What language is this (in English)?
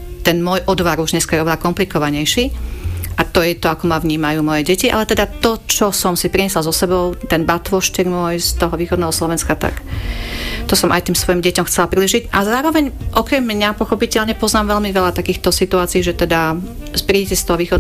Slovak